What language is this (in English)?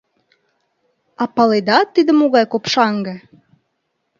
Mari